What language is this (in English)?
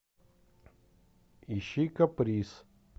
Russian